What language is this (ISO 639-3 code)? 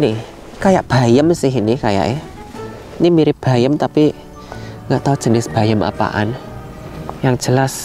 ind